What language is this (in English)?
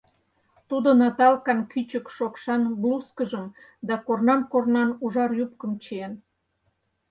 Mari